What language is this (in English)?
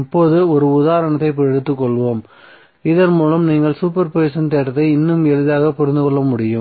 Tamil